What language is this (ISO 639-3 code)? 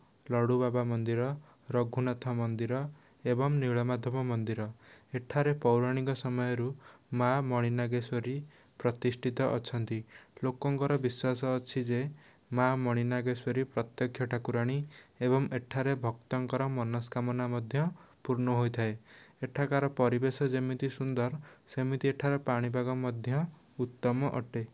ori